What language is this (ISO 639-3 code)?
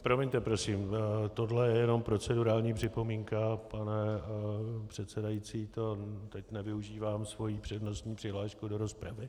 ces